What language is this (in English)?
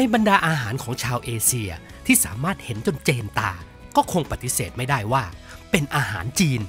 Thai